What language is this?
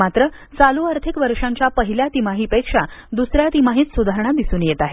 Marathi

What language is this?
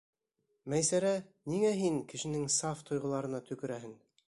Bashkir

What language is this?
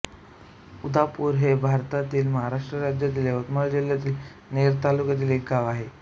Marathi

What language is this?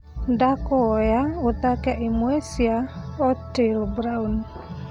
Kikuyu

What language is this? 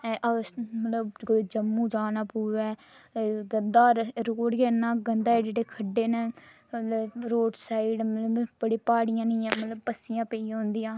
Dogri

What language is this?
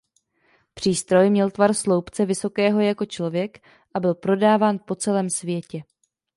Czech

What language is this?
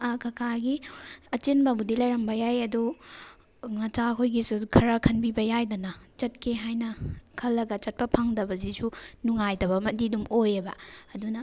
Manipuri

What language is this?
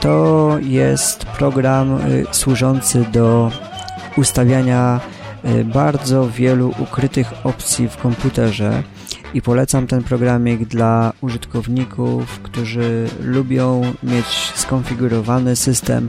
Polish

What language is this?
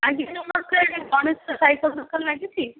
Odia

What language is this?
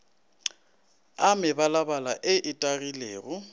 Northern Sotho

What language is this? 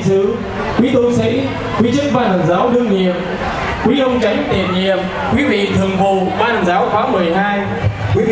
Vietnamese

